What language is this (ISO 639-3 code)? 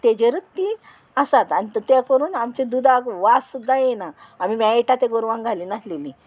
kok